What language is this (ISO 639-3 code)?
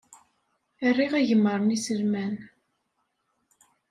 kab